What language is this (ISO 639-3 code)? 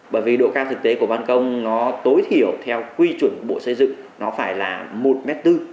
vie